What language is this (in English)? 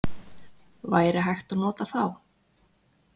Icelandic